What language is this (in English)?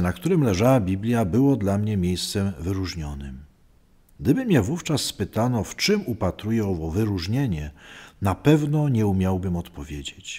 Polish